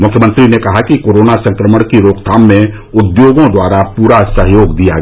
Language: Hindi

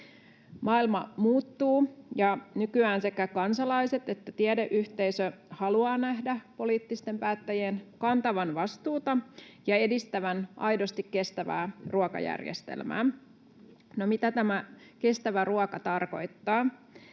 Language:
Finnish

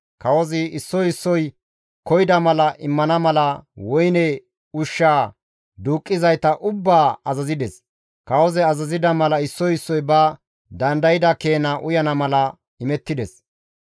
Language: Gamo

